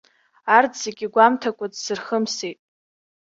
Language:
Abkhazian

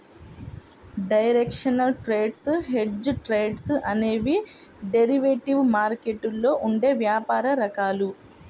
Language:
Telugu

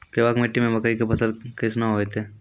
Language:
Maithili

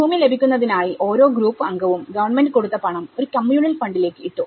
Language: Malayalam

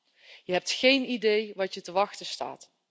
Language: Dutch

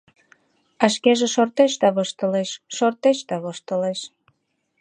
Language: Mari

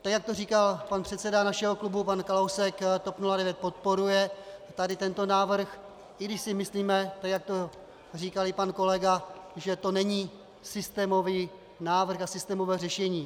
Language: Czech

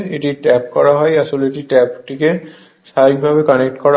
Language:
Bangla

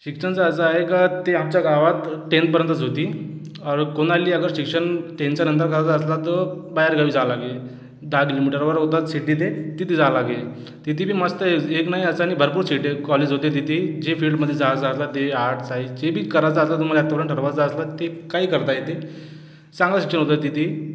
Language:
Marathi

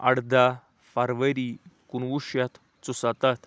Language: Kashmiri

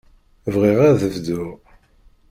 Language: Kabyle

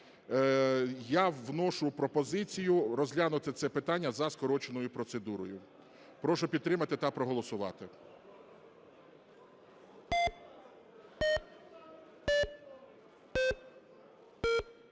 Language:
Ukrainian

